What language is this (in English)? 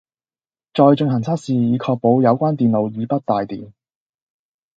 Cantonese